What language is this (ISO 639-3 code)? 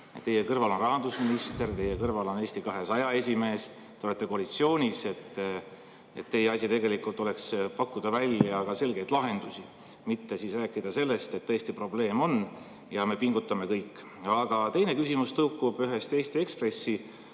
est